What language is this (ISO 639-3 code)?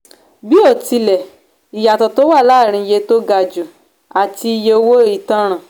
yor